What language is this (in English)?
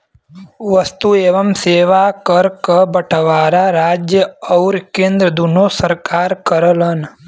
Bhojpuri